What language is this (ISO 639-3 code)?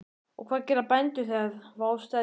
isl